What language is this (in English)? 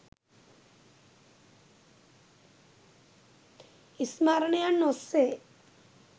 Sinhala